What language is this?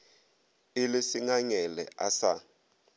Northern Sotho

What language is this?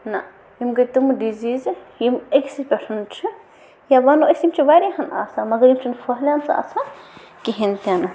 Kashmiri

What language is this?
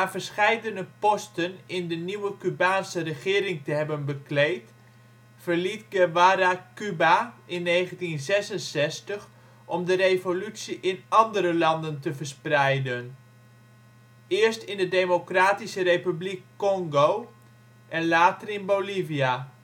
Dutch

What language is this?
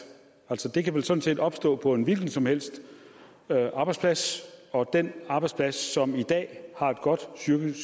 Danish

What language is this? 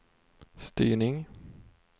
Swedish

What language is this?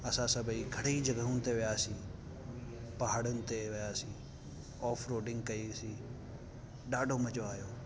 Sindhi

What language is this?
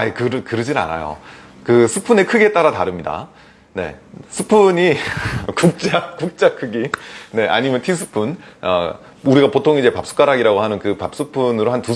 Korean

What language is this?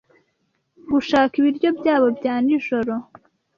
Kinyarwanda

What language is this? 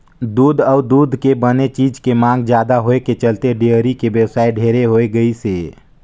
Chhattisgarhi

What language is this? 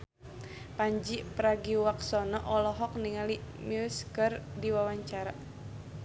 Sundanese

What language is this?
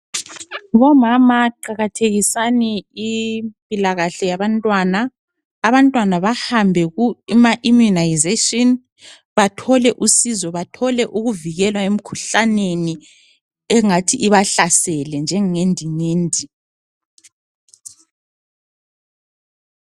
North Ndebele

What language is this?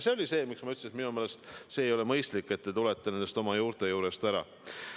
Estonian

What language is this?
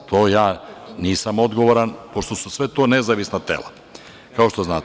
Serbian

